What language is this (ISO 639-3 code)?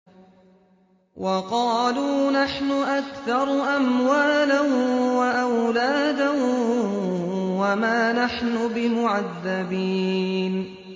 ara